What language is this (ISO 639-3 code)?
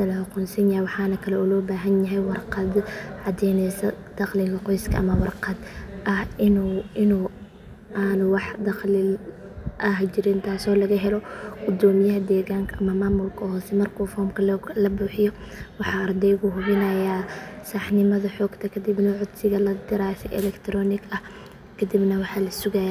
som